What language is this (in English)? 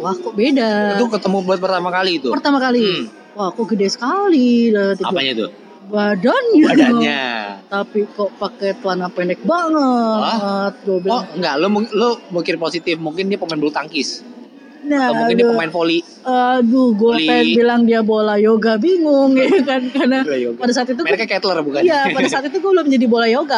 Indonesian